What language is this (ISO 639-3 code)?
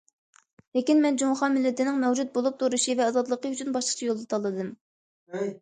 uig